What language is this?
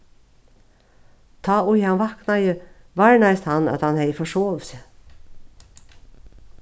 Faroese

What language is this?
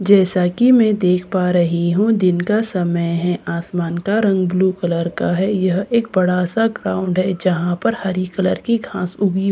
Hindi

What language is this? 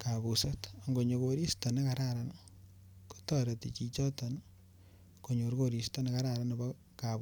Kalenjin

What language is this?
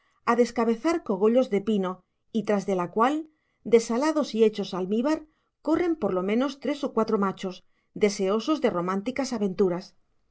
Spanish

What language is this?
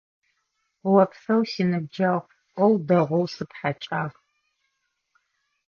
Adyghe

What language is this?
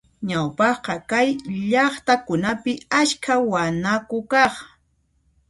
Puno Quechua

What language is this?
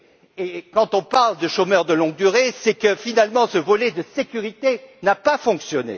French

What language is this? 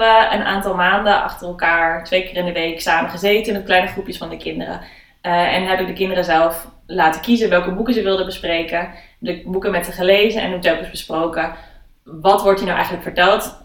Dutch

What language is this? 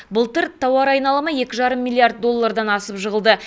Kazakh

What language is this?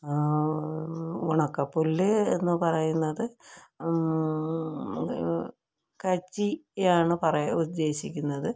Malayalam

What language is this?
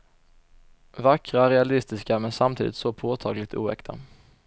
Swedish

